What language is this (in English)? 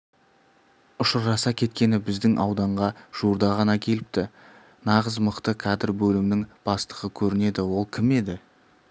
Kazakh